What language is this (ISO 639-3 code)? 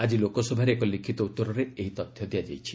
ori